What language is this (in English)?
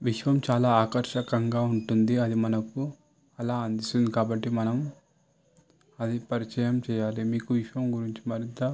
Telugu